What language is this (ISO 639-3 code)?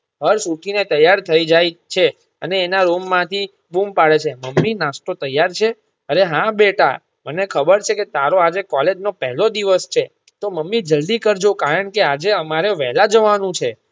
guj